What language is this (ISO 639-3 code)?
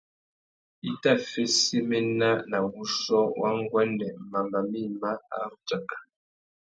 bag